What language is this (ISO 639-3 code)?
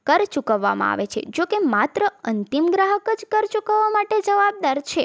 guj